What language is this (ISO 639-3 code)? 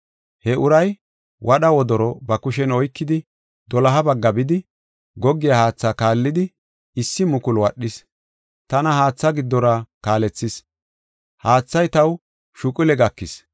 gof